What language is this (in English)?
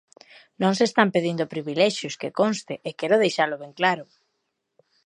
Galician